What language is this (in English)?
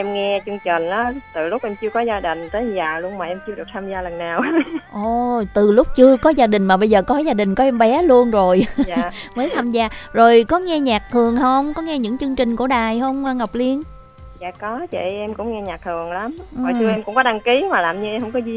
Vietnamese